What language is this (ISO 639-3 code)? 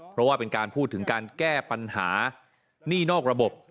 tha